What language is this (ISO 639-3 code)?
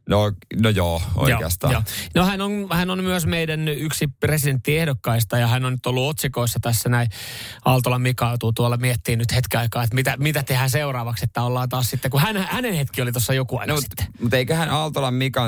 fin